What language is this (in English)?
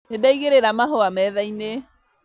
Kikuyu